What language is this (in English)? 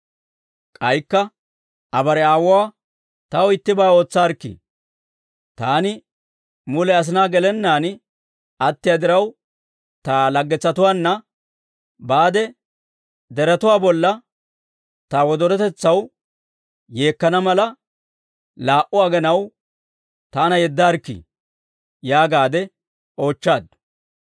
Dawro